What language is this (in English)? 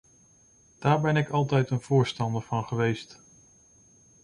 Dutch